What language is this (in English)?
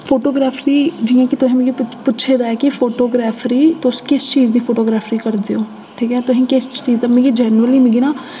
Dogri